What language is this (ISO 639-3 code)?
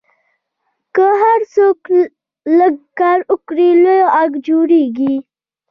pus